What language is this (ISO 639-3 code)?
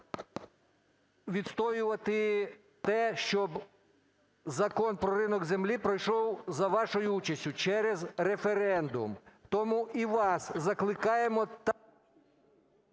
ukr